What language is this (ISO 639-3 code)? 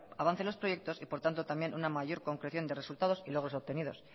spa